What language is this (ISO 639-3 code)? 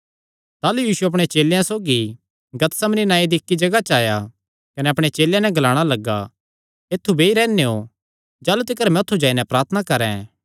xnr